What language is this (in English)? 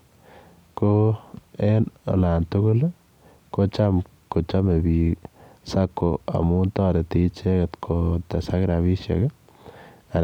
Kalenjin